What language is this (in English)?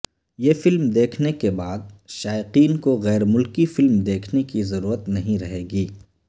Urdu